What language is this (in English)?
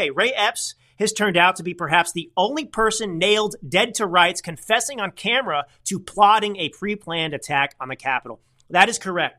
English